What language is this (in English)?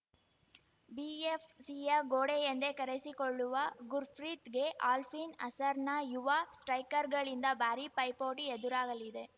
Kannada